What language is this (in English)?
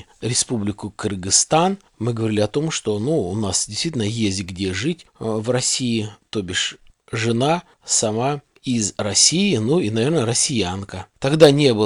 Russian